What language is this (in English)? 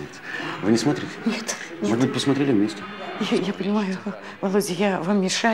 Russian